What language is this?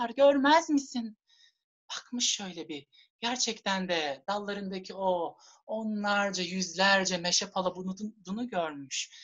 Turkish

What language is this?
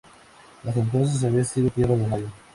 Spanish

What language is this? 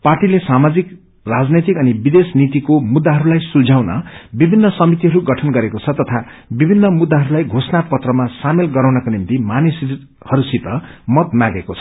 Nepali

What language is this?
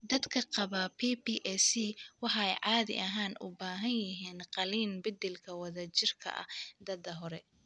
Somali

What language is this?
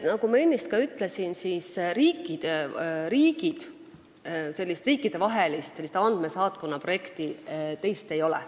Estonian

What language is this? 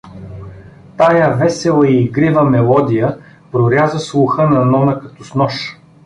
Bulgarian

